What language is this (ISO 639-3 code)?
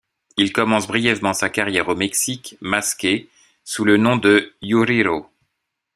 fra